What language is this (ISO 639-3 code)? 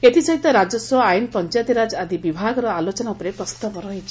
ori